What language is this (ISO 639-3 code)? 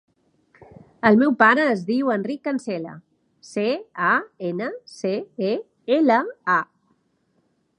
cat